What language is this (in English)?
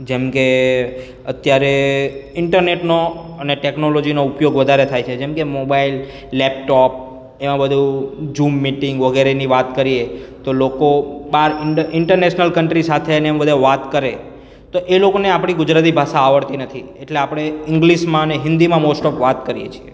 Gujarati